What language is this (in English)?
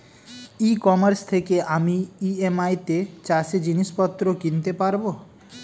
Bangla